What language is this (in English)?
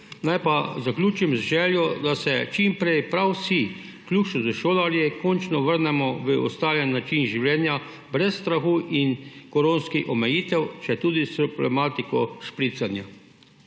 Slovenian